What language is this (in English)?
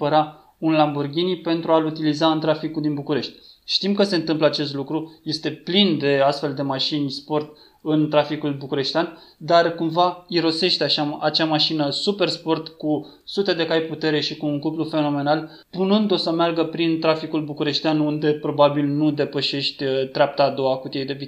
Romanian